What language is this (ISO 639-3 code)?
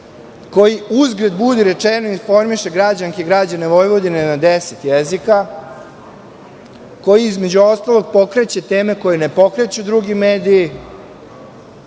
srp